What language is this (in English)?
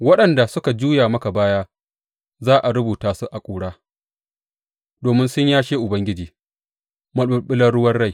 Hausa